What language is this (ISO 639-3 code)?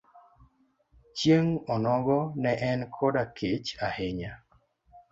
luo